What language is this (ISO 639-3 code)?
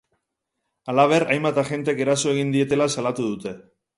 eus